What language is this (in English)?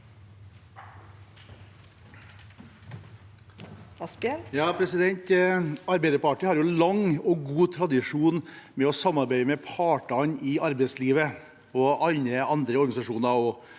Norwegian